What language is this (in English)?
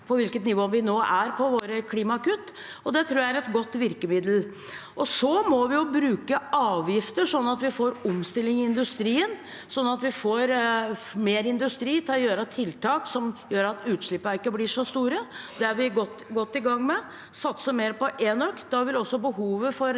Norwegian